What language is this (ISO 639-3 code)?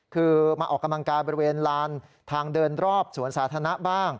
tha